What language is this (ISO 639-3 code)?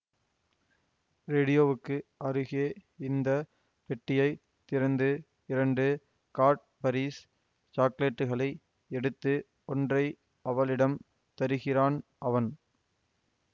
tam